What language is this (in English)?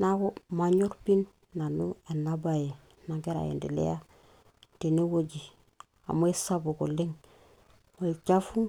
Masai